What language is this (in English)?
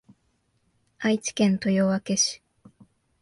Japanese